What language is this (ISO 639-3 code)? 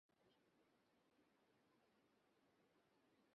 ben